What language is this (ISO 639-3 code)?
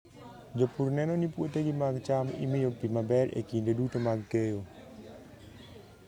luo